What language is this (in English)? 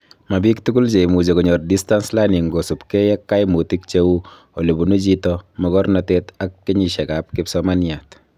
Kalenjin